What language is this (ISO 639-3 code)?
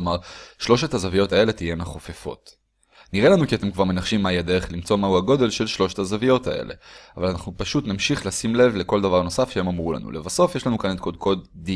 heb